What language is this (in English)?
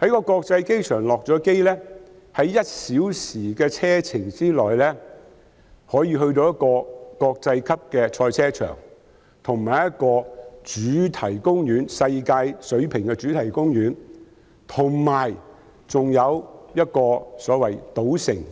Cantonese